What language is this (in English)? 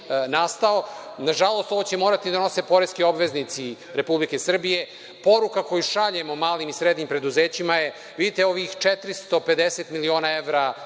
Serbian